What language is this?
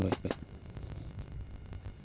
Bangla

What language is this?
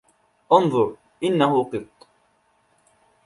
Arabic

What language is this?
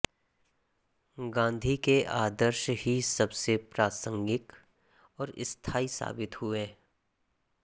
Hindi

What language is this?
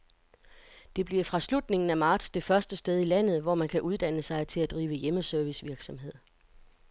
Danish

